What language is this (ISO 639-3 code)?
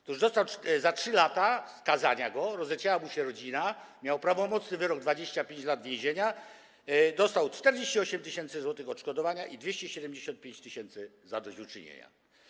pol